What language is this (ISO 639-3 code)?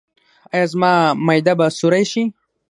pus